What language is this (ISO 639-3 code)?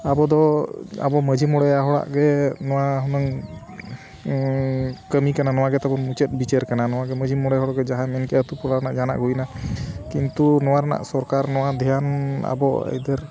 sat